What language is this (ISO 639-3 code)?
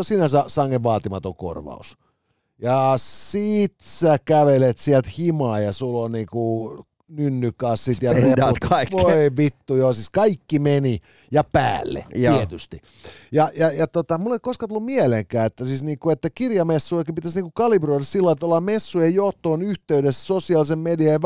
fin